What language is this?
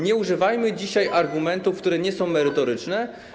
Polish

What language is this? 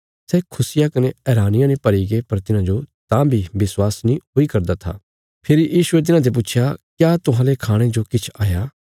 Bilaspuri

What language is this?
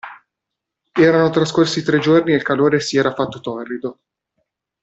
Italian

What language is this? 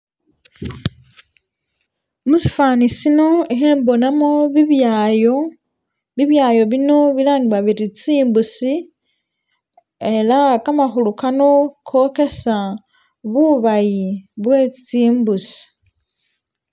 Masaaba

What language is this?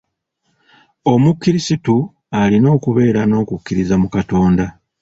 Ganda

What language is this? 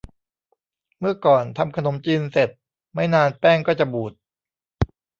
Thai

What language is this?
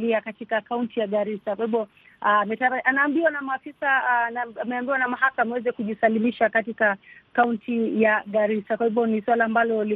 Swahili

